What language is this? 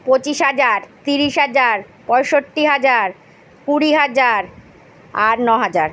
Bangla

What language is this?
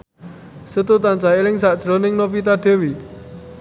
Javanese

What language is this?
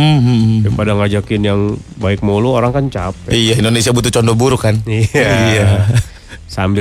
Indonesian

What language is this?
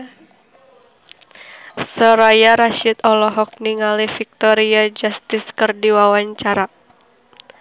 Sundanese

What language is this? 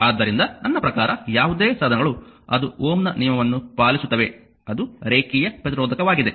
Kannada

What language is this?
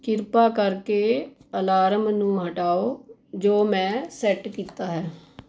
Punjabi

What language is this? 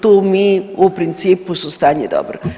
Croatian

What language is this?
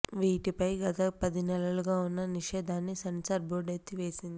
Telugu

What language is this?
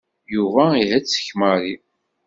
Kabyle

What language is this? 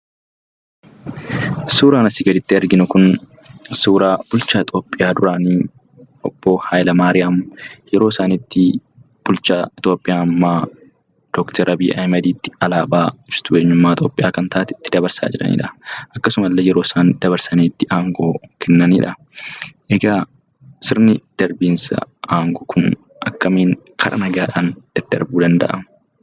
Oromo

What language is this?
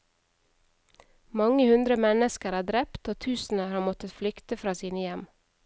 Norwegian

